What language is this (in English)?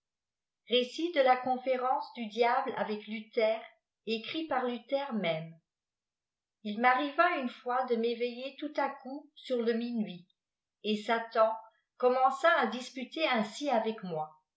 French